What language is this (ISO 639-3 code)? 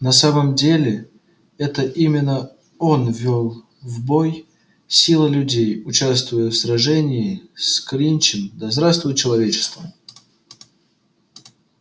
rus